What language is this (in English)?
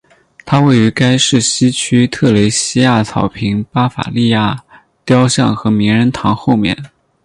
Chinese